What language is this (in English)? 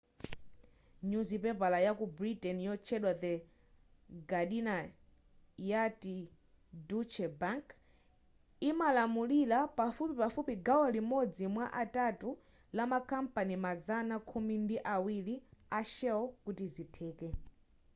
Nyanja